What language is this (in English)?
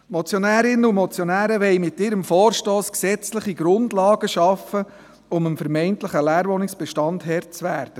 Swiss German